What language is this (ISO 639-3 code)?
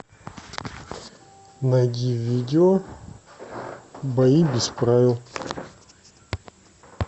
rus